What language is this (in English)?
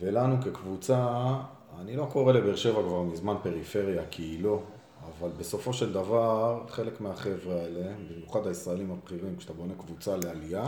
Hebrew